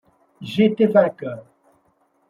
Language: French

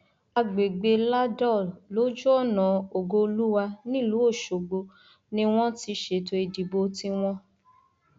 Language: Yoruba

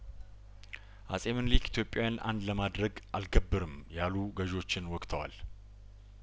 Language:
Amharic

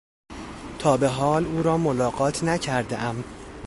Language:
Persian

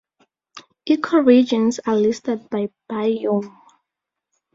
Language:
English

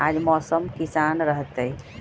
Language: Magahi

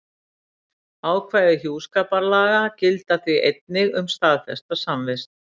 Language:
Icelandic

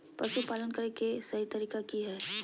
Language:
Magahi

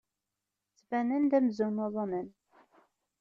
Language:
Kabyle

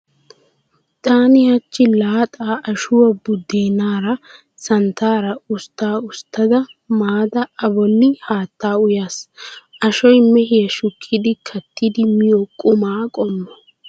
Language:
Wolaytta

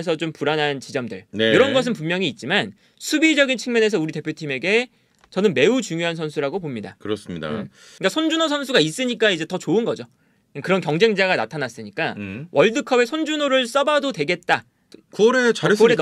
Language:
Korean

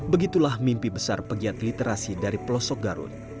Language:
Indonesian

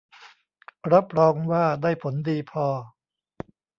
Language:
Thai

